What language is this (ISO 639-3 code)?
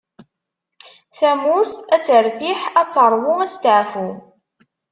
kab